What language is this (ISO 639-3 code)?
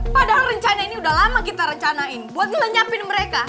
ind